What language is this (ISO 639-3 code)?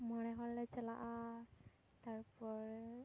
sat